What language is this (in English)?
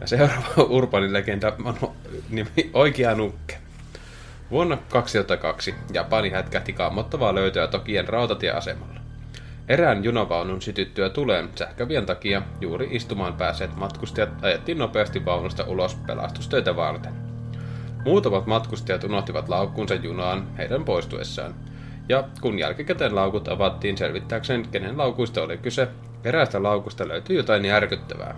Finnish